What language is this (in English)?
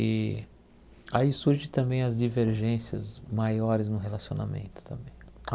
Portuguese